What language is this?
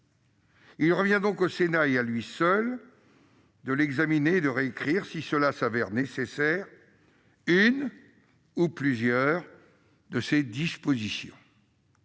French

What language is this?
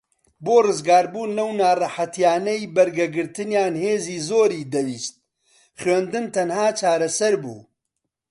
Central Kurdish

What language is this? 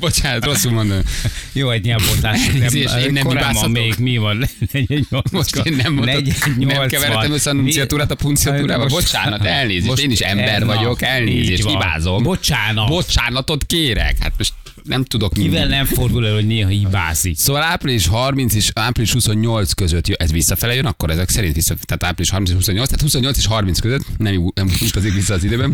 Hungarian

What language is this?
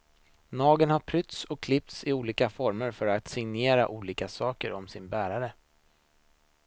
Swedish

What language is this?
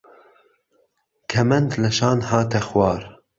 Central Kurdish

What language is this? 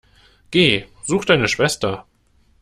German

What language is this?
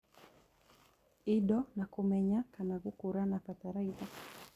Kikuyu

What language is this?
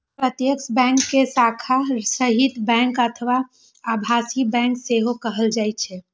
Maithili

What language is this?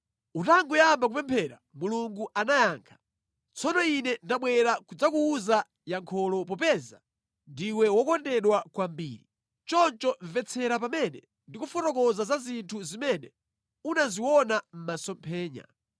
Nyanja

